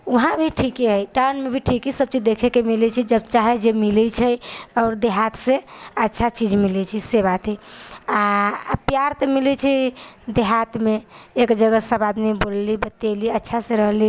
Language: Maithili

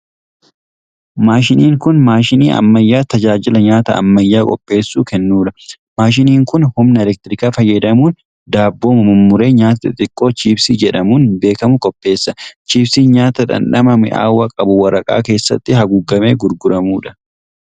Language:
Oromo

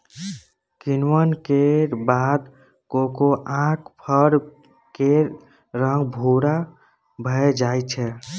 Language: Maithili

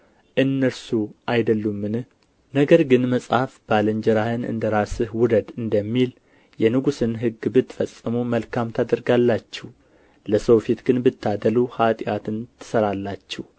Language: Amharic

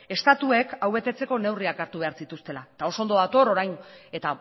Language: Basque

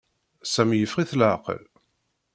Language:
Kabyle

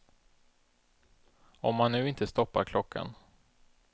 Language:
Swedish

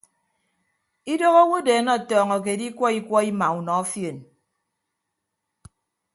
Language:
Ibibio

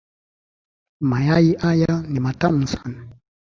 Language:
Swahili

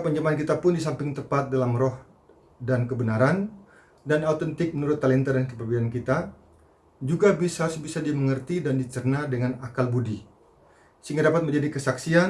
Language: Indonesian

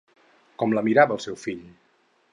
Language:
Catalan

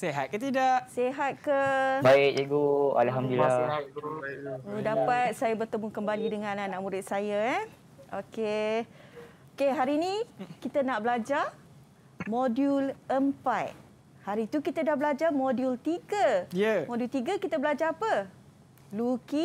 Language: Malay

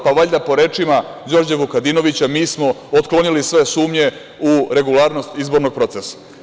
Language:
Serbian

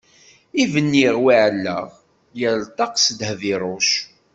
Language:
Kabyle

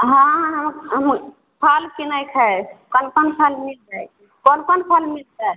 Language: Maithili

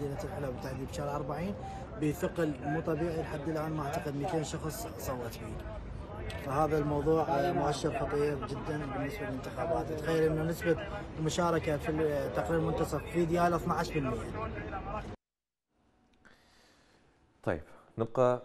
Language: Arabic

